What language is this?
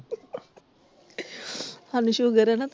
Punjabi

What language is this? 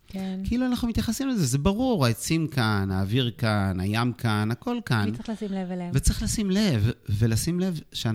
Hebrew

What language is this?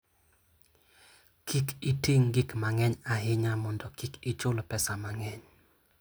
Luo (Kenya and Tanzania)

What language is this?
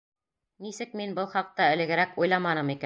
Bashkir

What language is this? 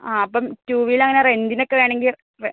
Malayalam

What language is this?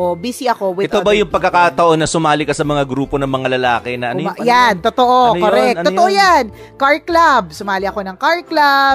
Filipino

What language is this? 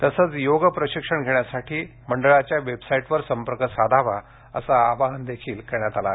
Marathi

